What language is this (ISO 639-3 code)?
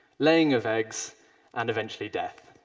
eng